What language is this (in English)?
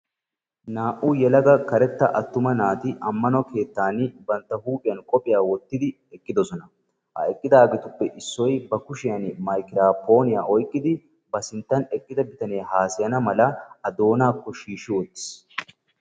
Wolaytta